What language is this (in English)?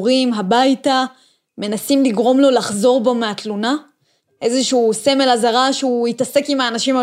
Hebrew